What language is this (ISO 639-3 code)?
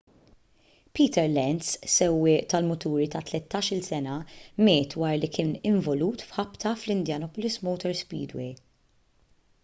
mlt